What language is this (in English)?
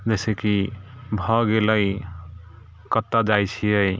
Maithili